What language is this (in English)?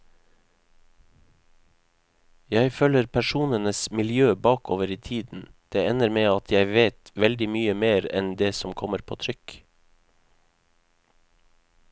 Norwegian